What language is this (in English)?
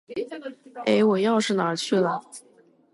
Chinese